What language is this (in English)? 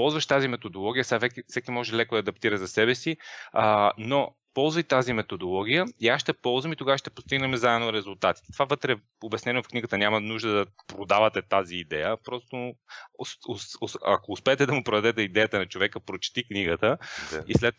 Bulgarian